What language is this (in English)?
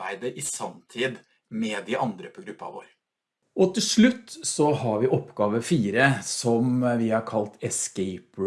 Norwegian